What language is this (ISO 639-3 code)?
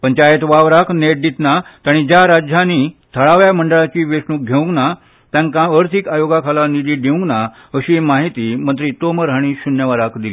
kok